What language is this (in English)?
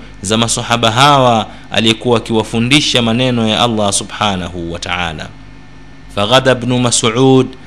Swahili